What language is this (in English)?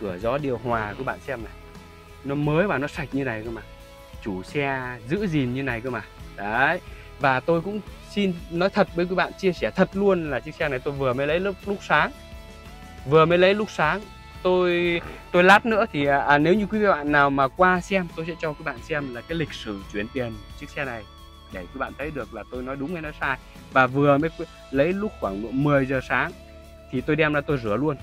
Vietnamese